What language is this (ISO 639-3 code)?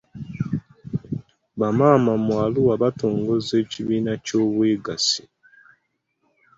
lug